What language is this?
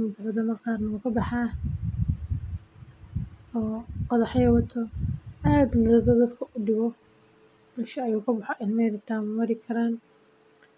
Somali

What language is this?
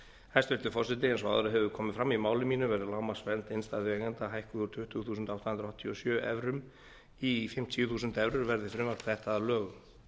Icelandic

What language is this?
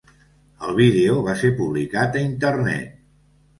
Catalan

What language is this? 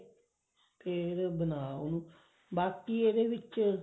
Punjabi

